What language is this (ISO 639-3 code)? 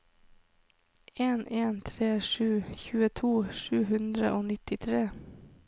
nor